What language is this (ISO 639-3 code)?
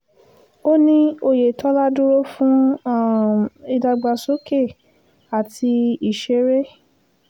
yor